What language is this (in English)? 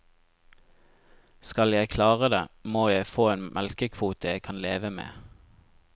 Norwegian